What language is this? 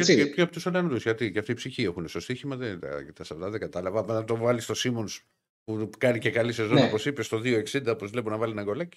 Greek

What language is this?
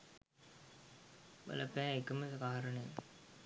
Sinhala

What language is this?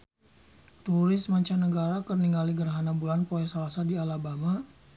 Sundanese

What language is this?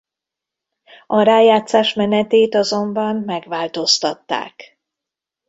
Hungarian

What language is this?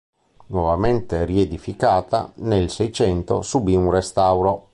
Italian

